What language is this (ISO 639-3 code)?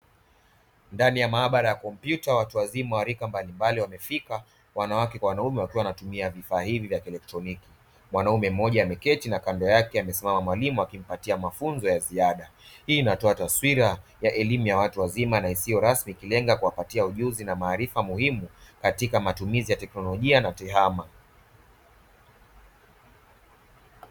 swa